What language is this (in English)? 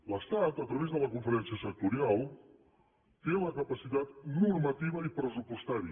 Catalan